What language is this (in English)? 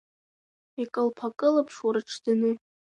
Abkhazian